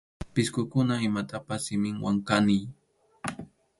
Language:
Arequipa-La Unión Quechua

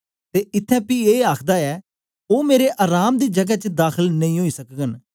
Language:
Dogri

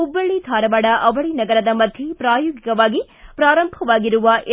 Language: Kannada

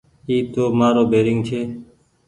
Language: Goaria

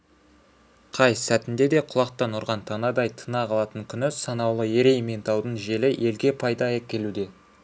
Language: Kazakh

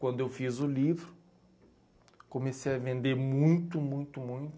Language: Portuguese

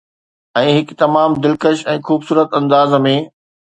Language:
Sindhi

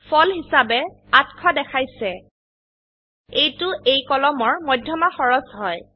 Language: Assamese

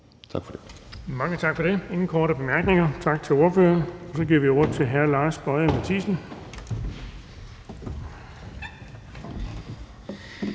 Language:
Danish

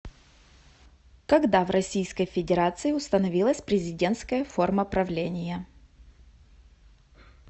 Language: Russian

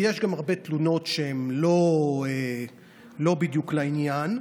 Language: Hebrew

